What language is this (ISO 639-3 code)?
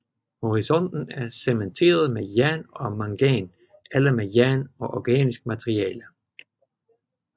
dan